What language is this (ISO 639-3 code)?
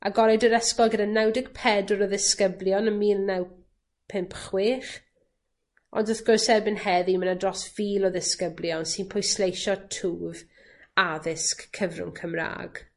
cym